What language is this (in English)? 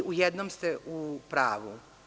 Serbian